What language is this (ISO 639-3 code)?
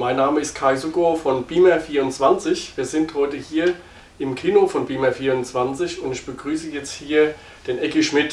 deu